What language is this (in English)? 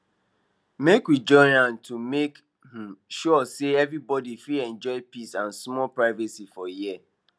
Nigerian Pidgin